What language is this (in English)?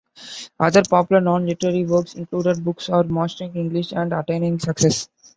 English